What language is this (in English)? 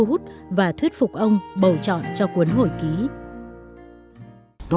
Vietnamese